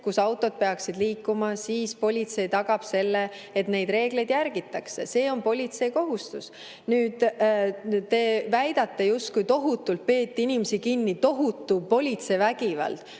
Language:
Estonian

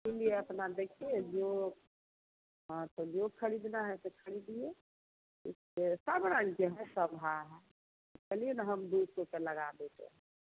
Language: Hindi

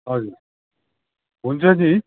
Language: Nepali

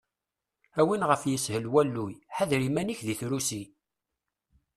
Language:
Kabyle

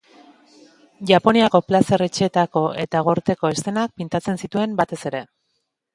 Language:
Basque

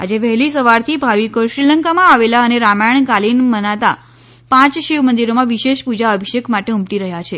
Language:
Gujarati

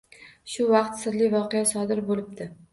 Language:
Uzbek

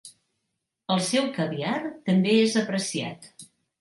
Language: Catalan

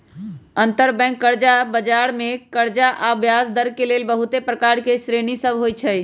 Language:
Magahi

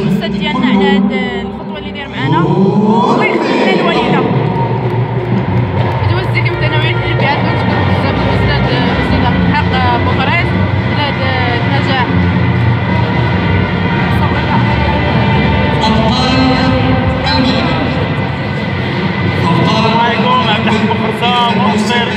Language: Arabic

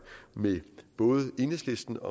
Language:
Danish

